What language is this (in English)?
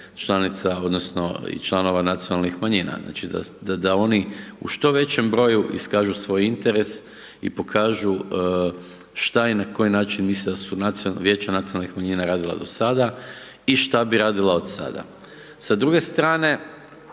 Croatian